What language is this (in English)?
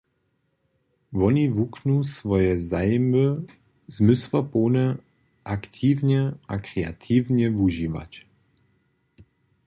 Upper Sorbian